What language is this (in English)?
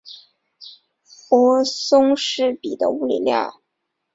Chinese